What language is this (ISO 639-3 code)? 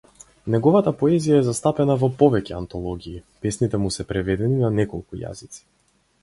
mkd